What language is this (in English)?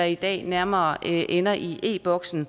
Danish